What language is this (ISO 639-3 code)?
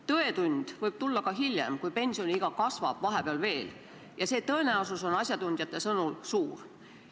est